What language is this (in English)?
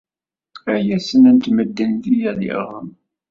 Kabyle